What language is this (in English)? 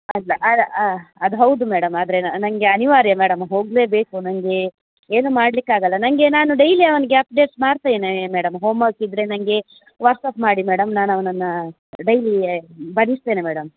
Kannada